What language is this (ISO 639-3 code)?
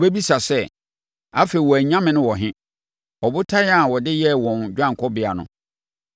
aka